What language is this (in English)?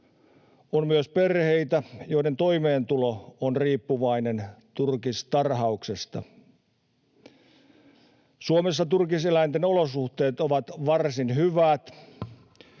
Finnish